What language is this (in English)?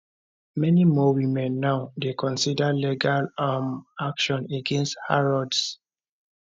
Nigerian Pidgin